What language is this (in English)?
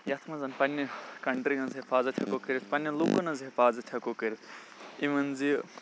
Kashmiri